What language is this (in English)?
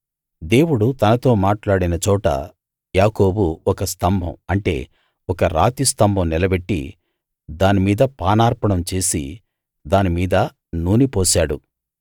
Telugu